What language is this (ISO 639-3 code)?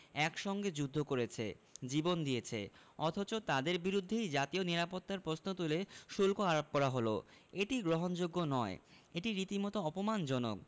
ben